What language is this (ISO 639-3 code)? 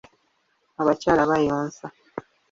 lug